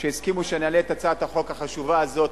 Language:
Hebrew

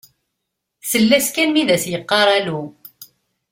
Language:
Kabyle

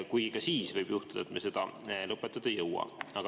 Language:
Estonian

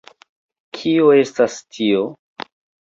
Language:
Esperanto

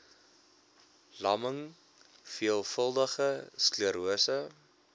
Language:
Afrikaans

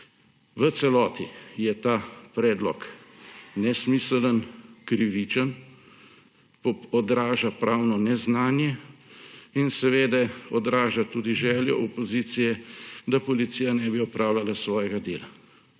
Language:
Slovenian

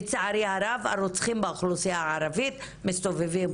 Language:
Hebrew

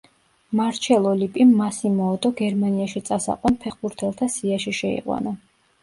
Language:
Georgian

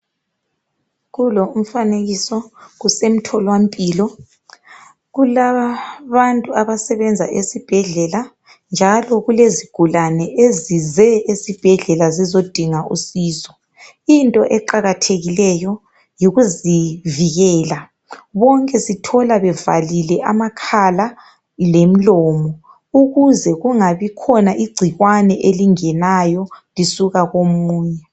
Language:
North Ndebele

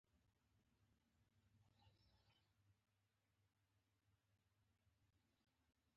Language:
Pashto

